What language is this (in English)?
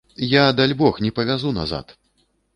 Belarusian